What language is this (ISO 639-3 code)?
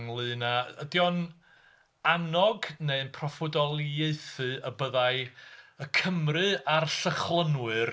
cym